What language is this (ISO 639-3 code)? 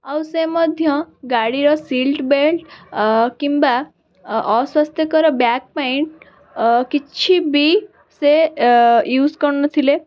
ori